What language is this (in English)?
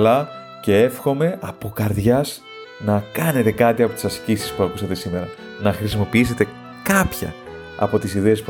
Greek